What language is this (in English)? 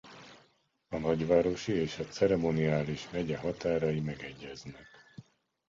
Hungarian